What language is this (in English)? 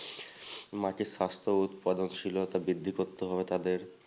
Bangla